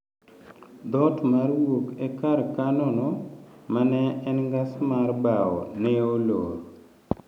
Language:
Luo (Kenya and Tanzania)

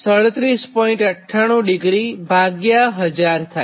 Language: Gujarati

